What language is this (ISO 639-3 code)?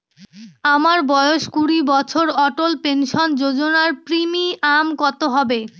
ben